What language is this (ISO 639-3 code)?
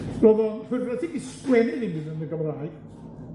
cym